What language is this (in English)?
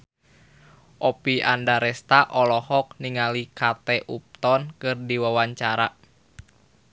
Sundanese